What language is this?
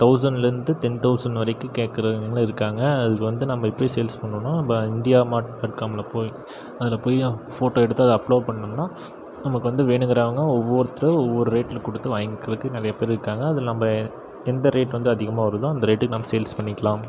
Tamil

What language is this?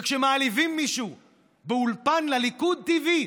Hebrew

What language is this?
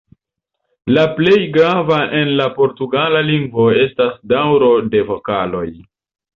Esperanto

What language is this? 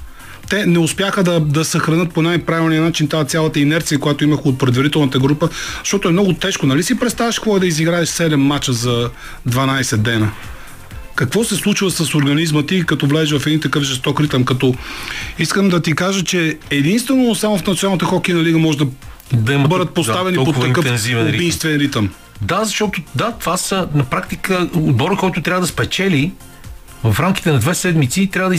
Bulgarian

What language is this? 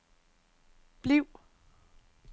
Danish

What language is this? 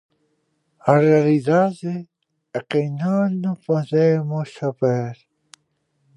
Galician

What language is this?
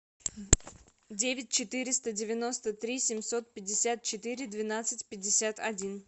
Russian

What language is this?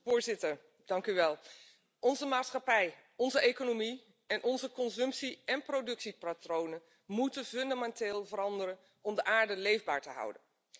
Dutch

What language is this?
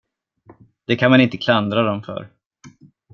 Swedish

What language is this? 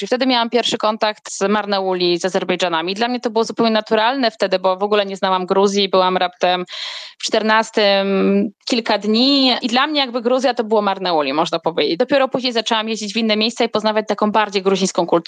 Polish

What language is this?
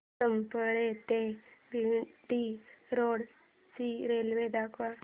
Marathi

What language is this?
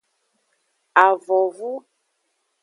Aja (Benin)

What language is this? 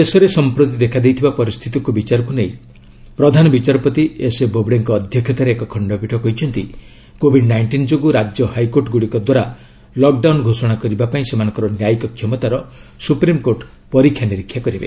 Odia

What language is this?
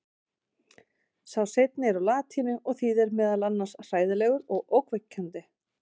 Icelandic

